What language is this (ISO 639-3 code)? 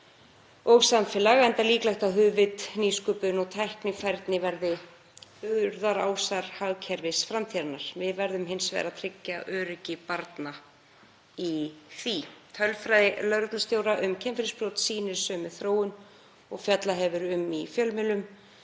isl